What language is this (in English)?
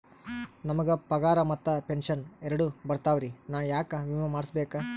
Kannada